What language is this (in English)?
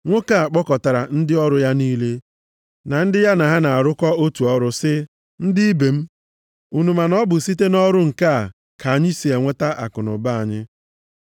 Igbo